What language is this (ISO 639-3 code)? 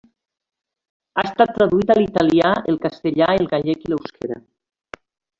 cat